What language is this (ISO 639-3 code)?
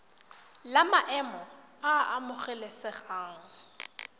tsn